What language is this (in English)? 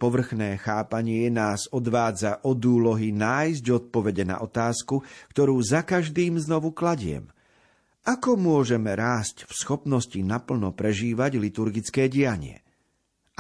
Slovak